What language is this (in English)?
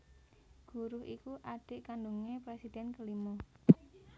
Javanese